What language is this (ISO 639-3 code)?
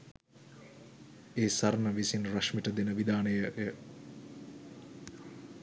sin